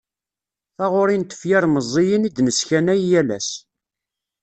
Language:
Kabyle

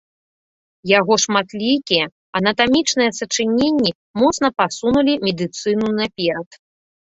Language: Belarusian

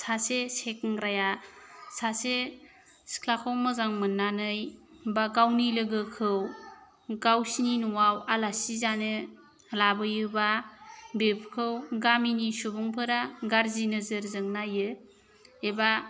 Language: Bodo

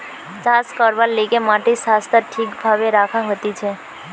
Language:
Bangla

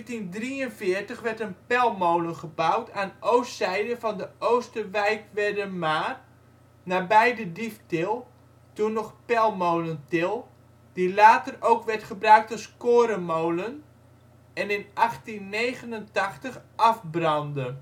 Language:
Dutch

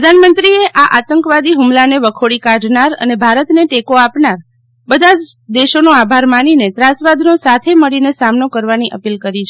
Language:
Gujarati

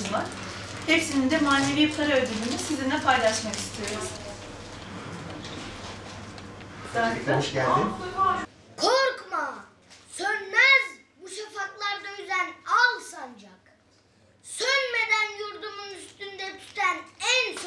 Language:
Turkish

